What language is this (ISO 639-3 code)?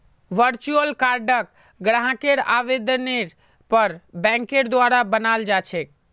mag